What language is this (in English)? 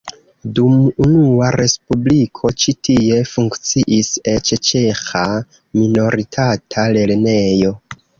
Esperanto